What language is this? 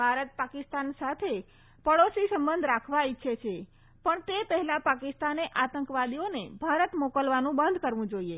Gujarati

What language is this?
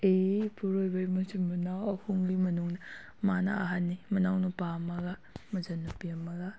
Manipuri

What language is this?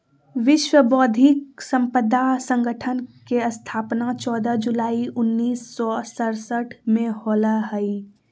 Magahi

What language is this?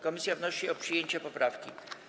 Polish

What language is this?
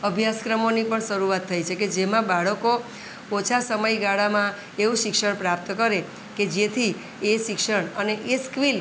Gujarati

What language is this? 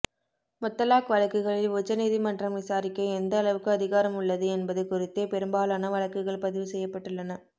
Tamil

